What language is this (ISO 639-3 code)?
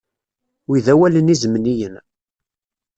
kab